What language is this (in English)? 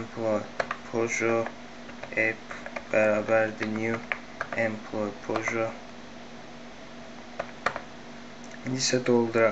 Turkish